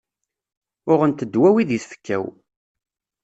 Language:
Kabyle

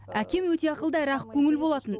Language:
Kazakh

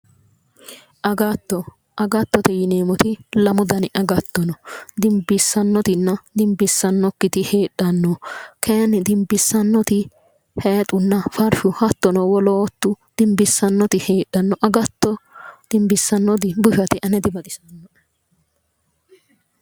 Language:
Sidamo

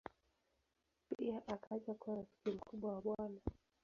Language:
Swahili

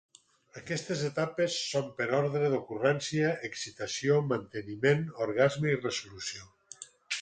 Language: Catalan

